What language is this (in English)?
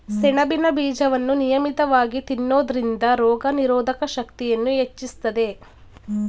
Kannada